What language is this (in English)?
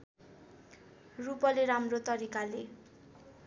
Nepali